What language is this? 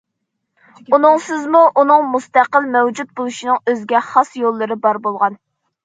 Uyghur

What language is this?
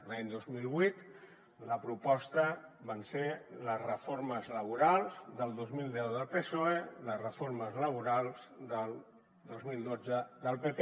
Catalan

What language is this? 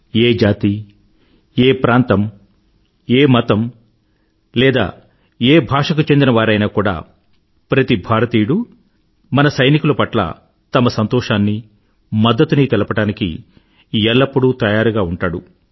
Telugu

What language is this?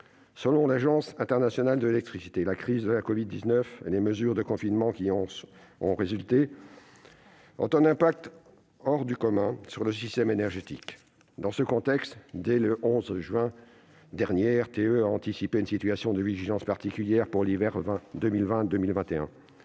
French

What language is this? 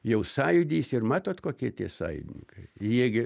Lithuanian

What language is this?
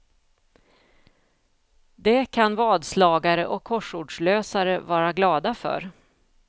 Swedish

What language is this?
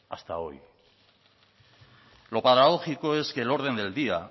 Spanish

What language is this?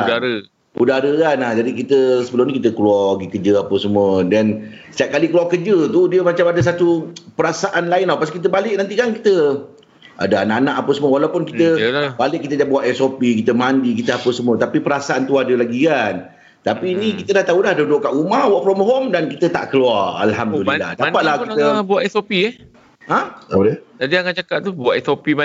Malay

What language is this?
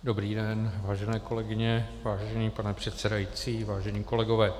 Czech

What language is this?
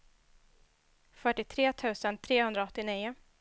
Swedish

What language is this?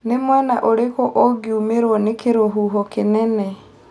Kikuyu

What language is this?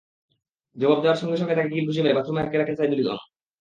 Bangla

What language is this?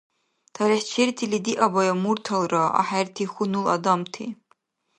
Dargwa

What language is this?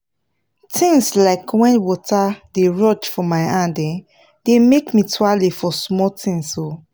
Nigerian Pidgin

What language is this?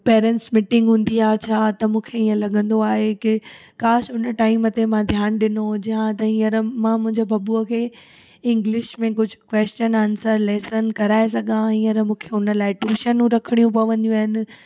Sindhi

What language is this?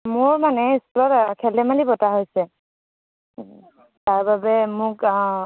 Assamese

